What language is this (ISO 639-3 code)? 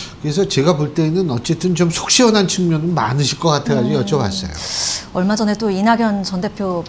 kor